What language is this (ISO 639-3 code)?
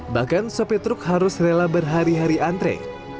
ind